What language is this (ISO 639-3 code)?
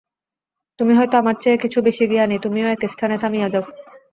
ben